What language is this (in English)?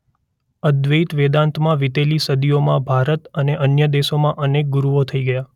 Gujarati